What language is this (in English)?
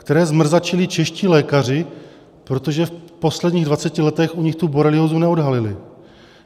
Czech